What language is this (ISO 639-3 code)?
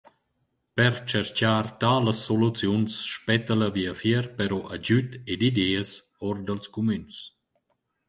roh